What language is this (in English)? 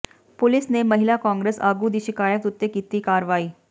Punjabi